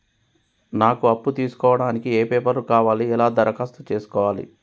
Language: Telugu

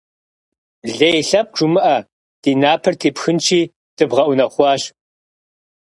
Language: Kabardian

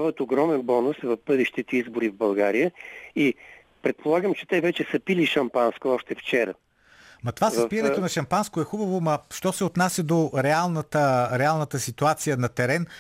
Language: Bulgarian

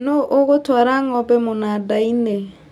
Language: Kikuyu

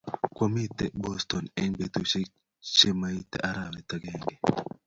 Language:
Kalenjin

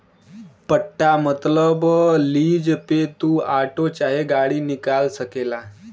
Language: Bhojpuri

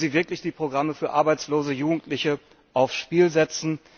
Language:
German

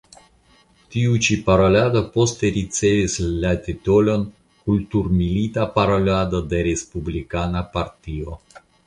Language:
Esperanto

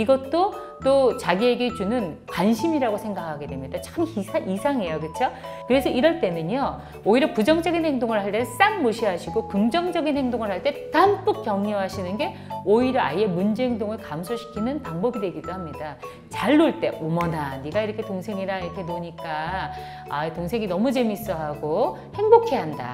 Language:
Korean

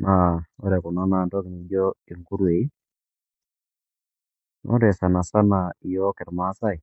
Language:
Masai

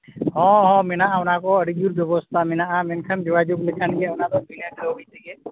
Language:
Santali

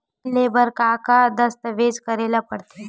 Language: Chhattisgarhi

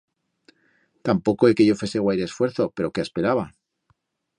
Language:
Aragonese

